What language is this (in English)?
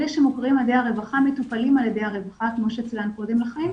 Hebrew